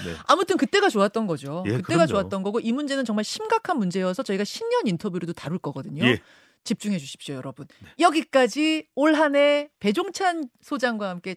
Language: Korean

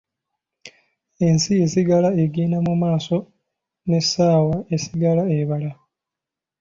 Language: Ganda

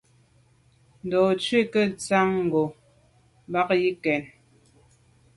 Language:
Medumba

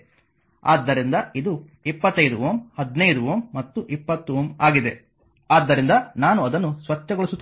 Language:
Kannada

